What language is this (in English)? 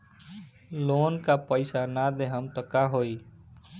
Bhojpuri